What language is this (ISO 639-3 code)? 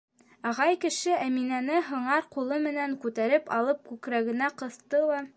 bak